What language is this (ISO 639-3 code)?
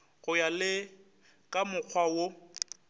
nso